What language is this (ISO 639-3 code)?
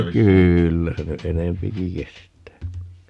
fin